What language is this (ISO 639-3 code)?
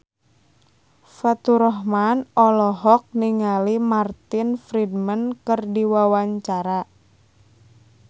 sun